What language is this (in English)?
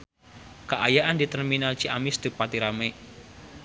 Sundanese